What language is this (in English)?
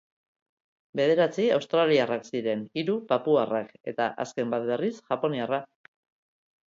Basque